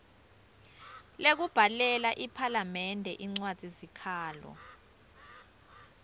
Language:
Swati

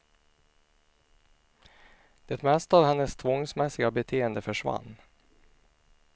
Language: Swedish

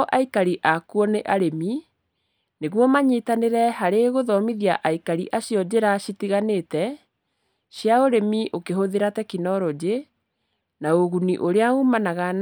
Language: Kikuyu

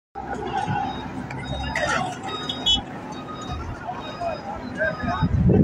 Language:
Arabic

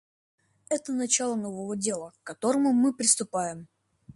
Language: Russian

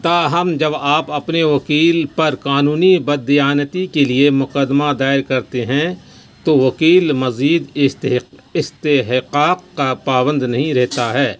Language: Urdu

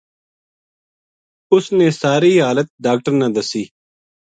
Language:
Gujari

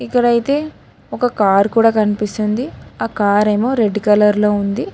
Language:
Telugu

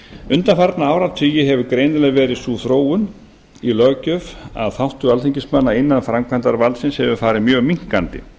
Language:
Icelandic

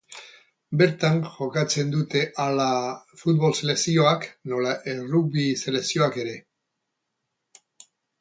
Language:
Basque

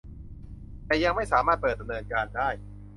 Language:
Thai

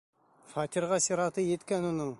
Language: Bashkir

